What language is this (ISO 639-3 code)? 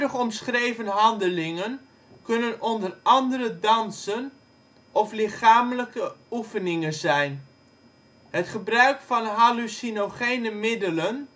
nld